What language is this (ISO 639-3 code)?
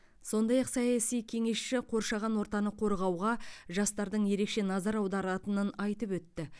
kaz